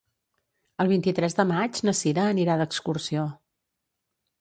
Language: Catalan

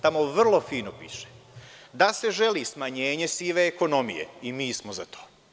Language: Serbian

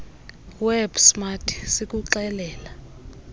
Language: Xhosa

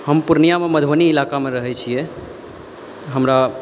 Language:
Maithili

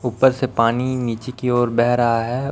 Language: Hindi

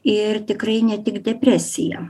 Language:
Lithuanian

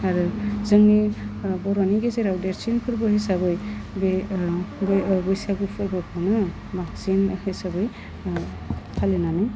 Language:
Bodo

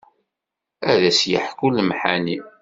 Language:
Kabyle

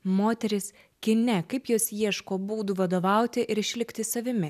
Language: Lithuanian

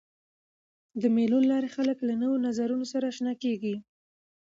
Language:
Pashto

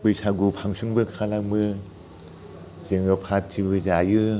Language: Bodo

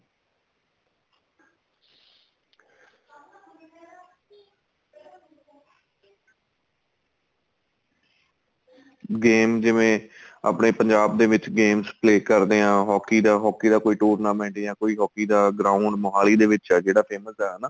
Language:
Punjabi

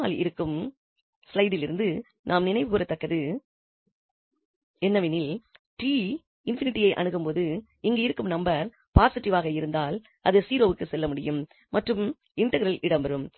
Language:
Tamil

